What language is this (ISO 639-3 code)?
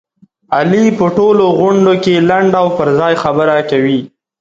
pus